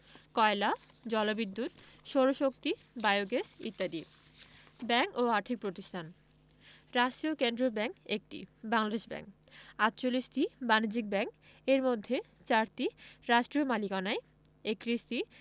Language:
Bangla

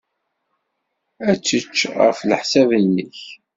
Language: Kabyle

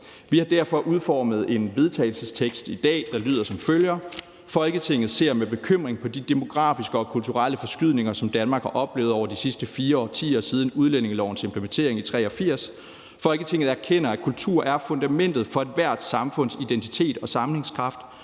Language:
Danish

